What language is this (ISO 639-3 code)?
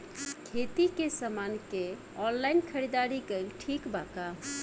bho